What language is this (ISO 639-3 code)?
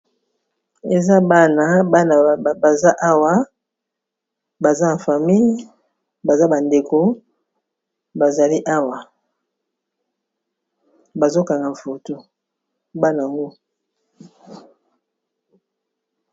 lin